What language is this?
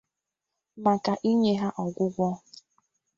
Igbo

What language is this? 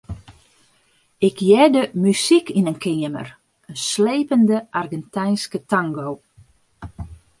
Western Frisian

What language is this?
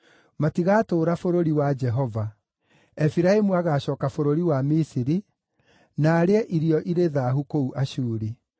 Kikuyu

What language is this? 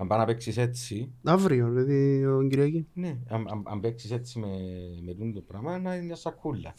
Greek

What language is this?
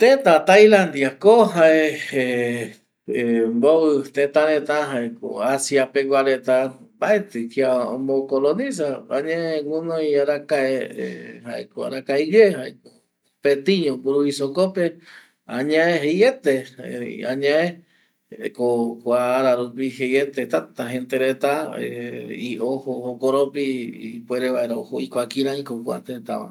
Eastern Bolivian Guaraní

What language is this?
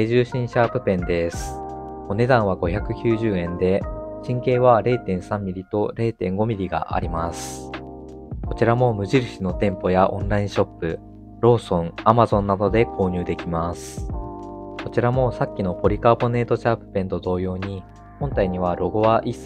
Japanese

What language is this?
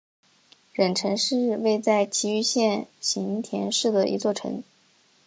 Chinese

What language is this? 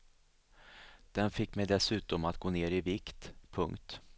Swedish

